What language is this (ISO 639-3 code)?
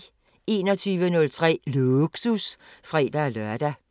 dan